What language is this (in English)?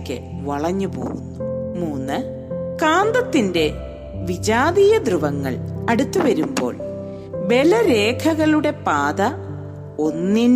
Malayalam